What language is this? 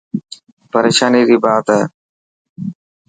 Dhatki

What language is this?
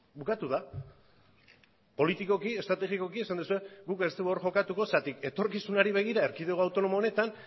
Basque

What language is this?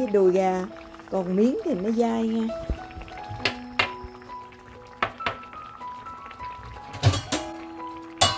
Vietnamese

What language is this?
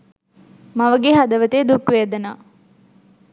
Sinhala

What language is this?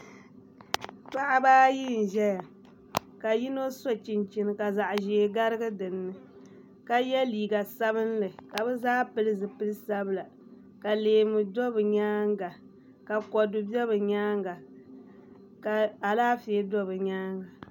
Dagbani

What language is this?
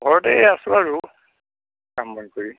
Assamese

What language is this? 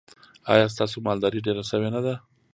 Pashto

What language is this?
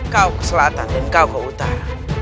Indonesian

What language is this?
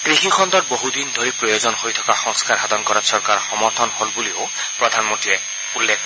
Assamese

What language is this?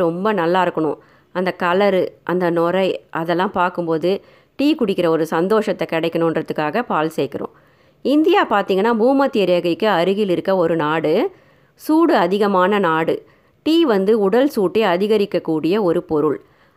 Tamil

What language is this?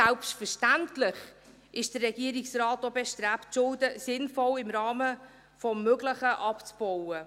Swiss German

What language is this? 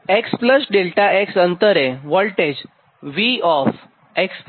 Gujarati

